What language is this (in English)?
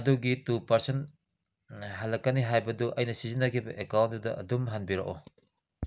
Manipuri